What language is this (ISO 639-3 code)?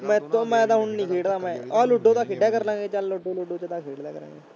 pan